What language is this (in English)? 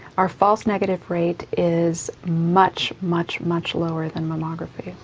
English